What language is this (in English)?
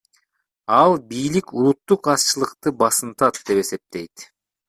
Kyrgyz